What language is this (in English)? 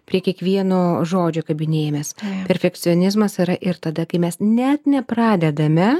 Lithuanian